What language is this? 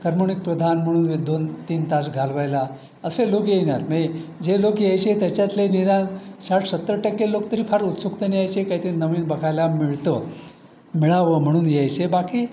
Marathi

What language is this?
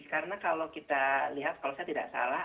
Indonesian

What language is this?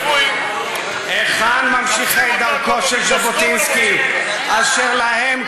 Hebrew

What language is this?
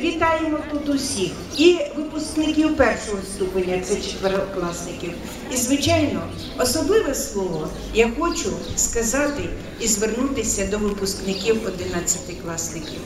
Ukrainian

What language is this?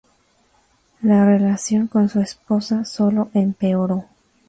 Spanish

